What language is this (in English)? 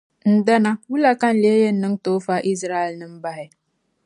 Dagbani